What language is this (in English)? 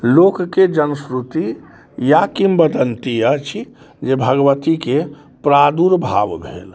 Maithili